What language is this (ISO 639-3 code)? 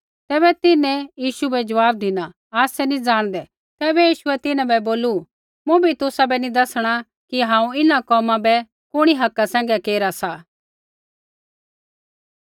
kfx